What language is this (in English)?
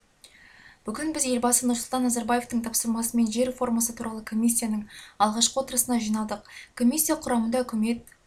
Kazakh